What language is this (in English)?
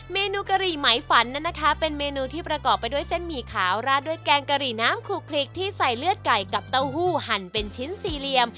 Thai